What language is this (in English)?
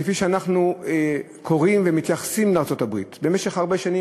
Hebrew